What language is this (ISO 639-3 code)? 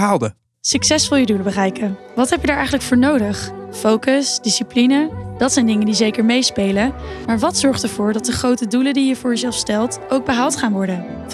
nld